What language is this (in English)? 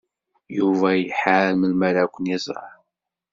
Kabyle